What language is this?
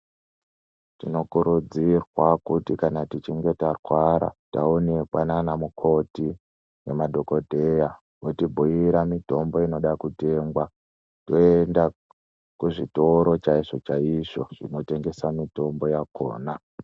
Ndau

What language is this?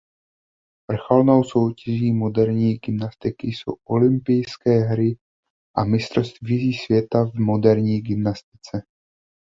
Czech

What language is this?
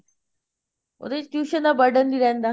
Punjabi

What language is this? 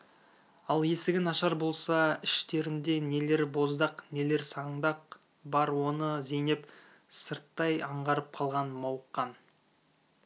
Kazakh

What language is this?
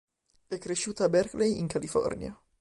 Italian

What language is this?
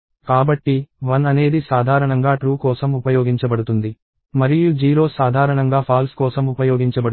Telugu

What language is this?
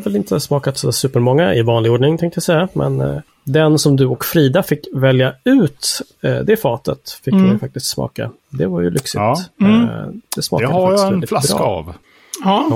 Swedish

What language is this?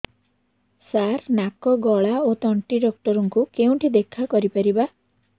Odia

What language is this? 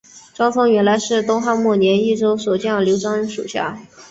Chinese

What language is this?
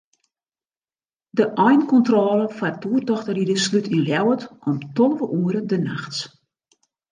Western Frisian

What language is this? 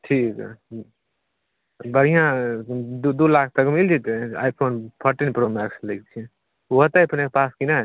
Maithili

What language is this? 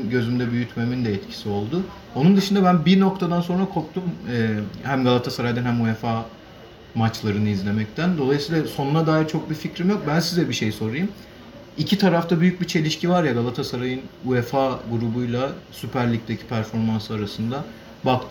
Turkish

